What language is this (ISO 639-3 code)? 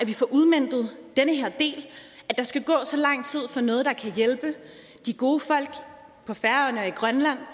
dan